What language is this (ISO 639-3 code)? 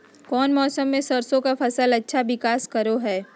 mag